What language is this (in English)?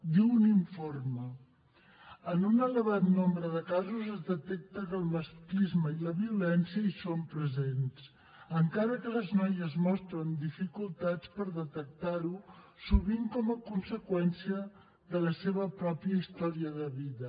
Catalan